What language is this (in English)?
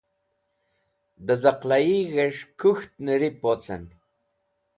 Wakhi